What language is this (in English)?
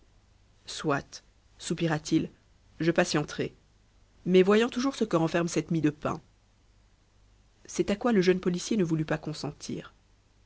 French